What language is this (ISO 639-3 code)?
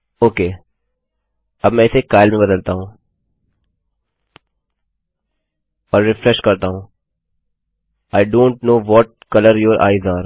hin